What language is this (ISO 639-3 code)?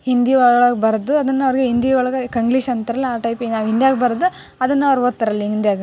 kan